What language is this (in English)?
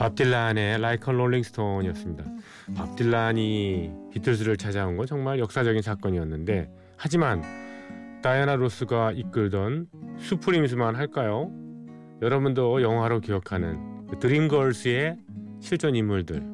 Korean